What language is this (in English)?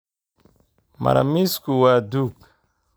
Somali